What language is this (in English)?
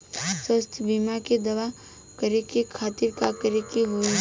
Bhojpuri